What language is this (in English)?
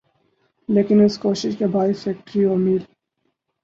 Urdu